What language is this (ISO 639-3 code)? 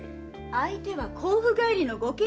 jpn